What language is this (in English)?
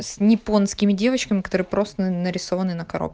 Russian